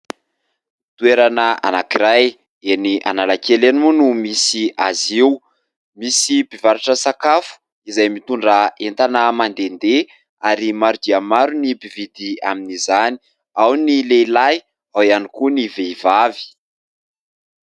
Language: Malagasy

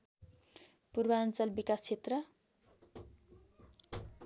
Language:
Nepali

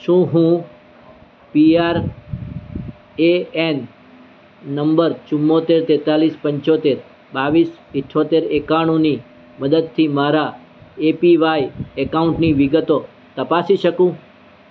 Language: Gujarati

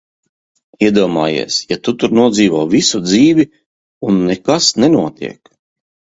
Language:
Latvian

